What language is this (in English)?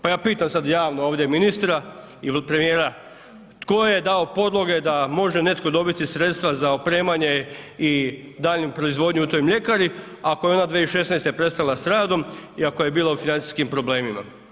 Croatian